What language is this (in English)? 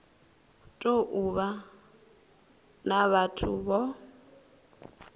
Venda